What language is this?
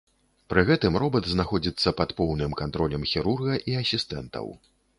Belarusian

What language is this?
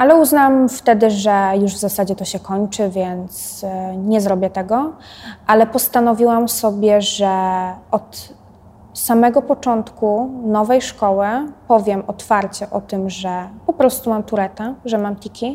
Polish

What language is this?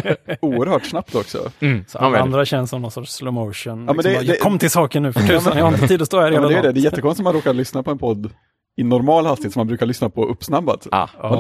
Swedish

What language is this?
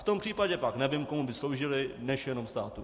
Czech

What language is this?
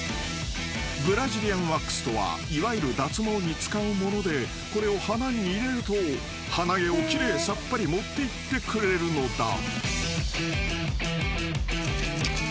Japanese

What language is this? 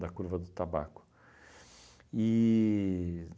Portuguese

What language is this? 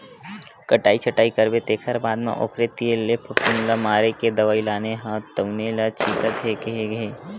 Chhattisgarhi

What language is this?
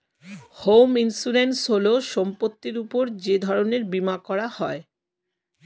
Bangla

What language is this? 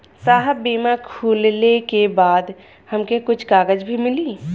Bhojpuri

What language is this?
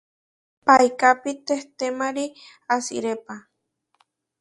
Huarijio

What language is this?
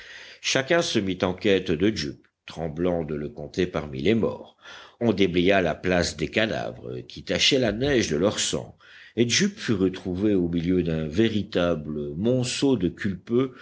French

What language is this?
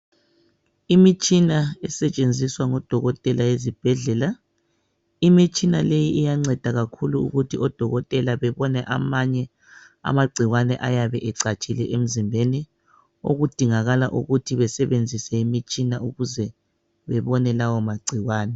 North Ndebele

